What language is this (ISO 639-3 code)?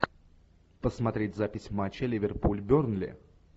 rus